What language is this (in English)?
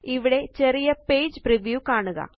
Malayalam